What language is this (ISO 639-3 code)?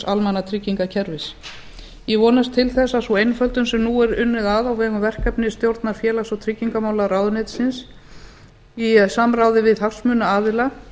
isl